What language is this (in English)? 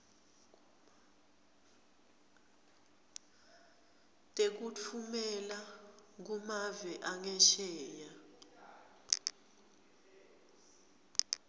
Swati